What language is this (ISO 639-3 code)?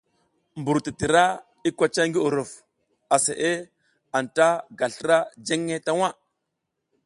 giz